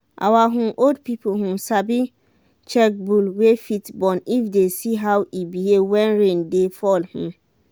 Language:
Nigerian Pidgin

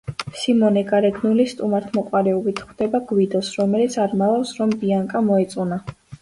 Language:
Georgian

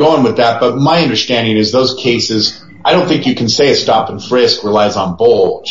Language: English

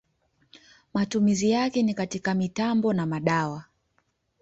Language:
Swahili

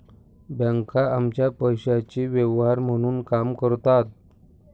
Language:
Marathi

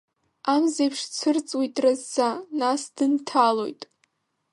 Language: Abkhazian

